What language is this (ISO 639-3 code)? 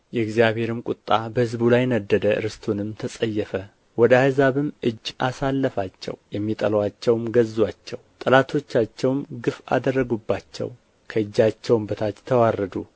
amh